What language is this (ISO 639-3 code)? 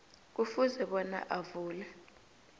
nbl